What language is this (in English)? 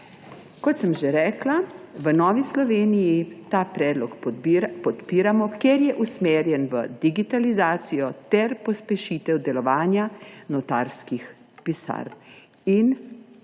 Slovenian